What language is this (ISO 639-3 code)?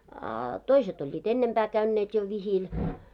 fin